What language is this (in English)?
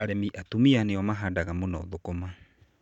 Kikuyu